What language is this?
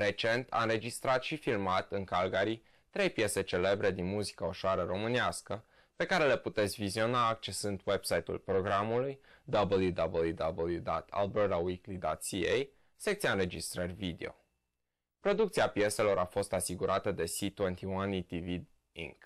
Romanian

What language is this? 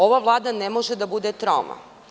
Serbian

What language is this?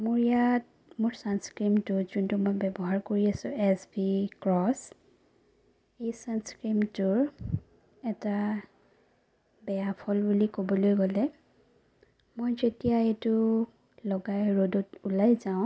Assamese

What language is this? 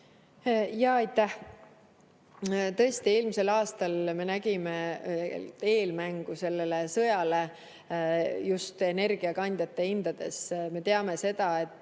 Estonian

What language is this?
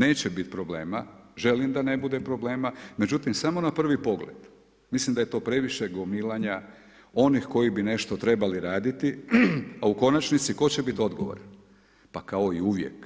Croatian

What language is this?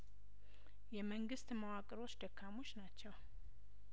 Amharic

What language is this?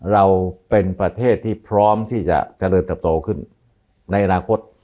Thai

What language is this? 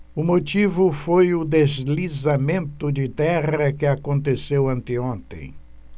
Portuguese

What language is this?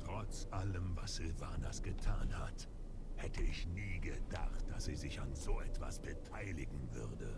German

